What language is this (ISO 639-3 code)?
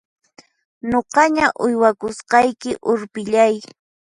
qxp